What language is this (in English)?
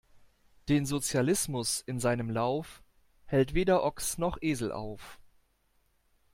German